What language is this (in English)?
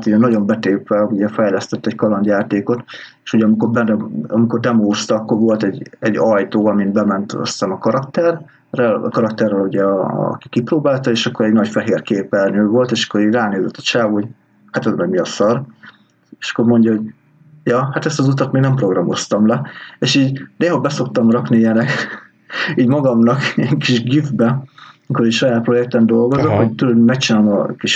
Hungarian